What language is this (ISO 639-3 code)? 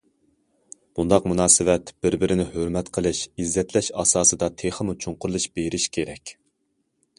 uig